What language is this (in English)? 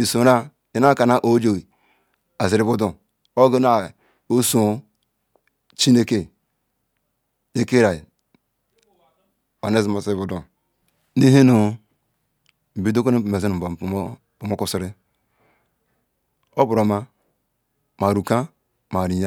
Ikwere